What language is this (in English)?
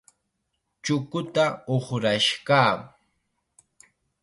Chiquián Ancash Quechua